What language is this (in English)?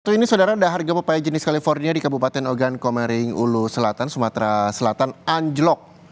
Indonesian